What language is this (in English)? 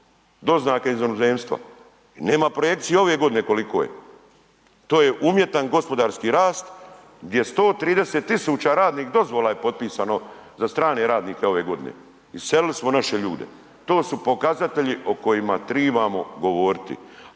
Croatian